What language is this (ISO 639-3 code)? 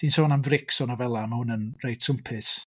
cym